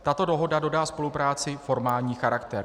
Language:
Czech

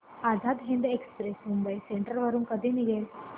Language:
Marathi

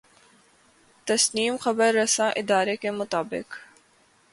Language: Urdu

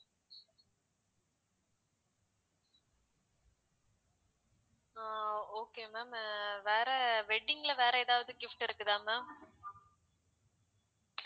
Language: Tamil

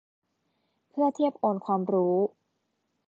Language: Thai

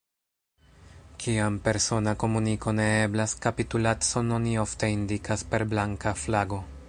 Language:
Esperanto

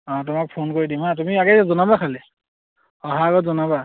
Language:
Assamese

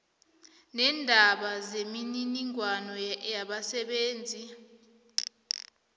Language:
South Ndebele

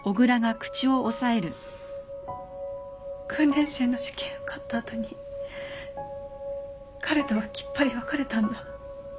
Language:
Japanese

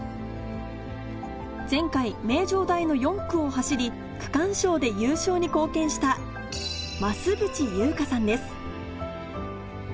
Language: Japanese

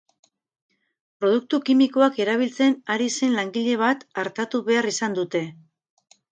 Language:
Basque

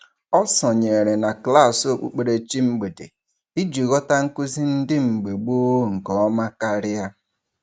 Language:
Igbo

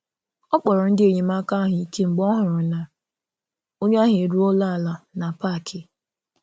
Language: Igbo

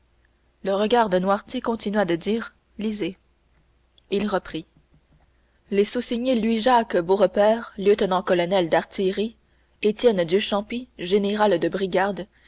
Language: French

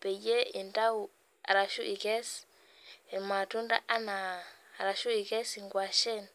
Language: Masai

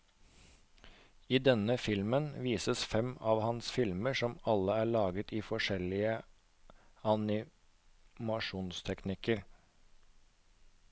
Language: Norwegian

